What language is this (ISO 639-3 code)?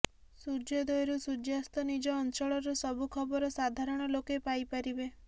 ori